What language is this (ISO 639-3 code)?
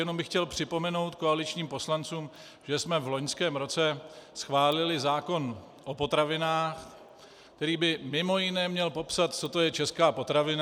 ces